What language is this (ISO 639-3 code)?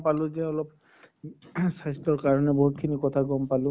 asm